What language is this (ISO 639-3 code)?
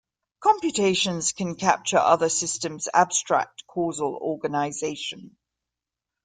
eng